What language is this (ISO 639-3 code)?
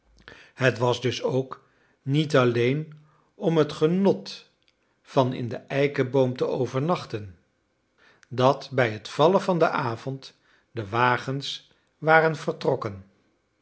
nld